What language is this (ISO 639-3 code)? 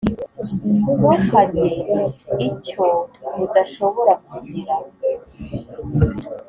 kin